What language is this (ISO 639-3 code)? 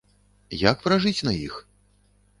bel